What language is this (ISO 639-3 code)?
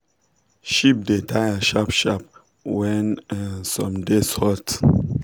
pcm